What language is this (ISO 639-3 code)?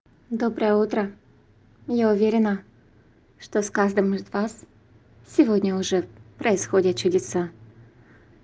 rus